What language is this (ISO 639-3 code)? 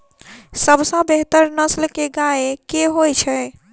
mai